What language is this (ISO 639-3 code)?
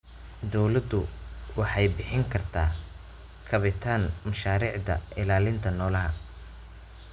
som